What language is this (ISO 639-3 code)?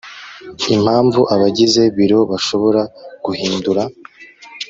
kin